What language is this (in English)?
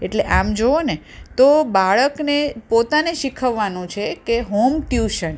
Gujarati